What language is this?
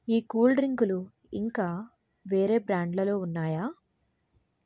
Telugu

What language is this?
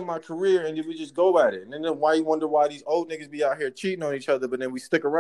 English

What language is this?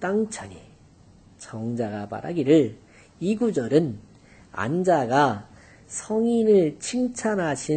Korean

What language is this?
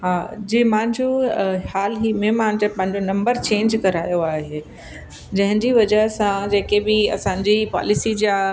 Sindhi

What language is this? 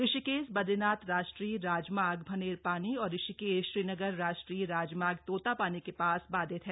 Hindi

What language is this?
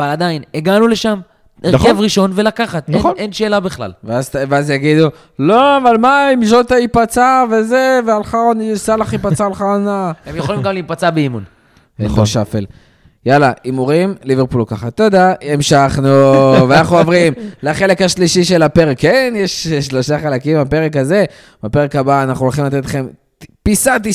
Hebrew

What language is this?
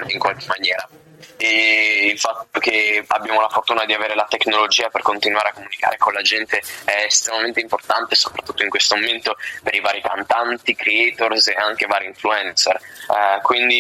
Italian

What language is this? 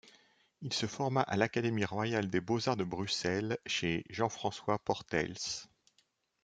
French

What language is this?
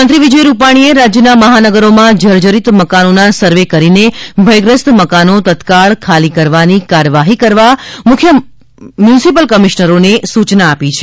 Gujarati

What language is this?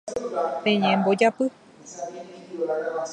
Guarani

